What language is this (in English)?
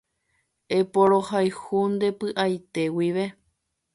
Guarani